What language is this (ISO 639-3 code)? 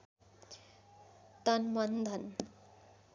nep